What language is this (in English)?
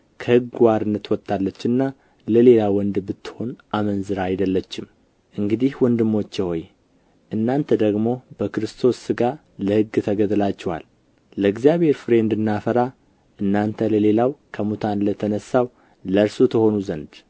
Amharic